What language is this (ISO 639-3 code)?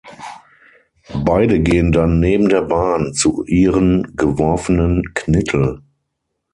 deu